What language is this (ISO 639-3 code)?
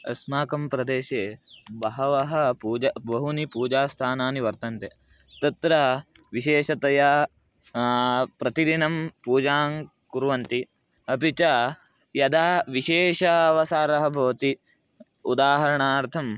san